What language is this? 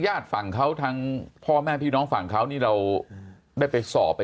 Thai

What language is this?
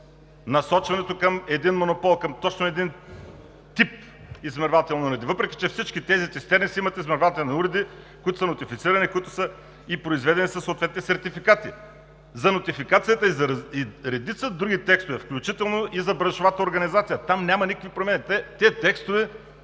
Bulgarian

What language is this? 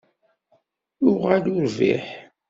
Kabyle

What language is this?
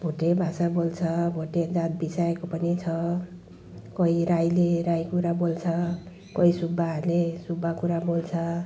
Nepali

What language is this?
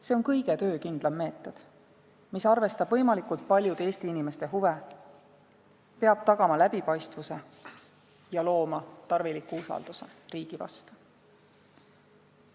Estonian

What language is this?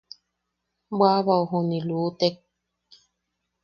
Yaqui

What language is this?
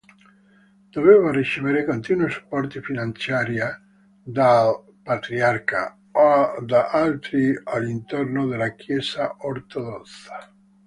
Italian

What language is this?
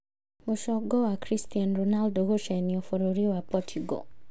Kikuyu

